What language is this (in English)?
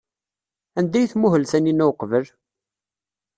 Kabyle